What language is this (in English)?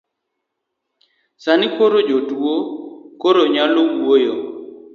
Luo (Kenya and Tanzania)